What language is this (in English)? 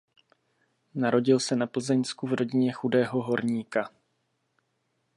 Czech